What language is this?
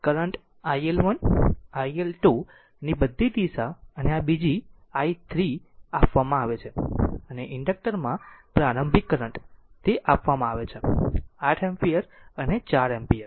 Gujarati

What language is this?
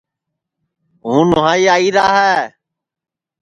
Sansi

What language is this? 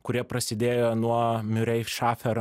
Lithuanian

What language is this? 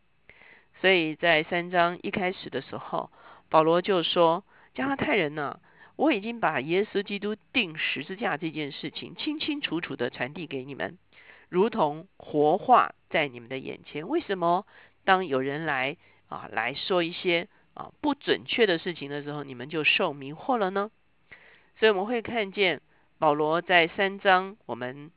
Chinese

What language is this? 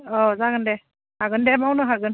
Bodo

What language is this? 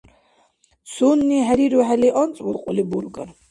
Dargwa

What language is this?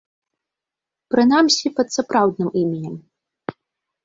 Belarusian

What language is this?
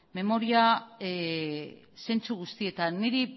Basque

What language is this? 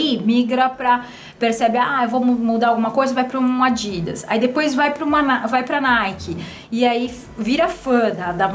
Portuguese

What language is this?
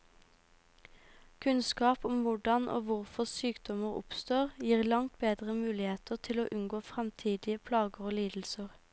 Norwegian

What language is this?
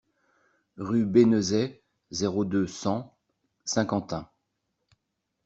French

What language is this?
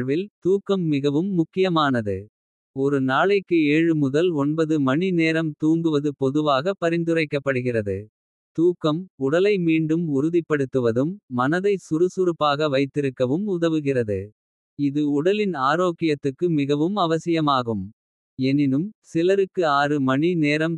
Kota (India)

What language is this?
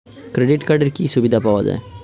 Bangla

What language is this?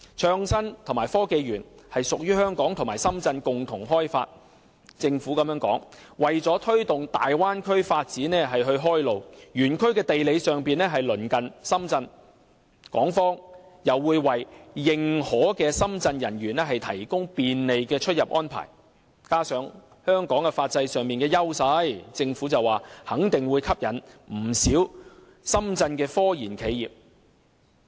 Cantonese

